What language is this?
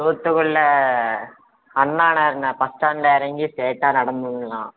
Tamil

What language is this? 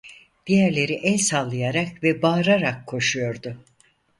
Turkish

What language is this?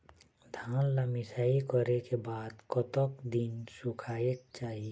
Chhattisgarhi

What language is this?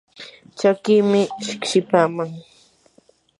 Yanahuanca Pasco Quechua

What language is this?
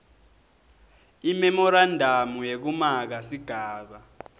Swati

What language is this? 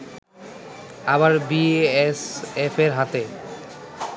Bangla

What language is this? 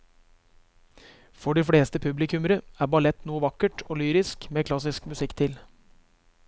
Norwegian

